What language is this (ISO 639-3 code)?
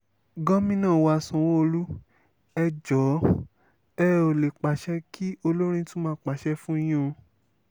yor